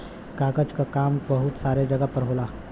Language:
Bhojpuri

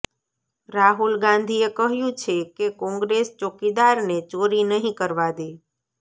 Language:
Gujarati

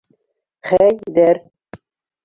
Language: Bashkir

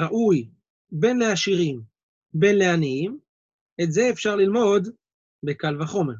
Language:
Hebrew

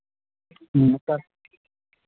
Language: Santali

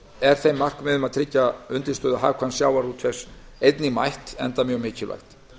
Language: Icelandic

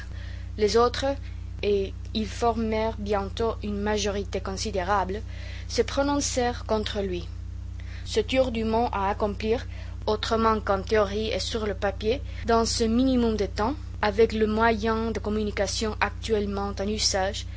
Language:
French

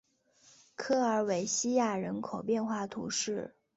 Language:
Chinese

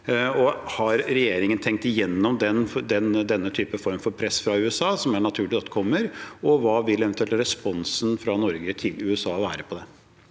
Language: Norwegian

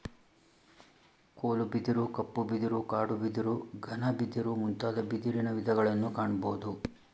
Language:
Kannada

